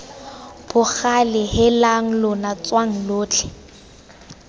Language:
Tswana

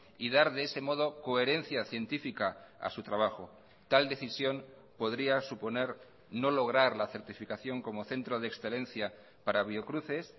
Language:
Spanish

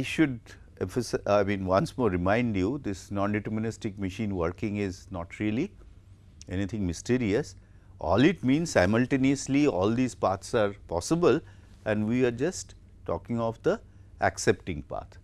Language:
English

